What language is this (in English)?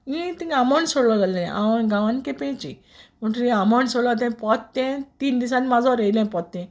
Konkani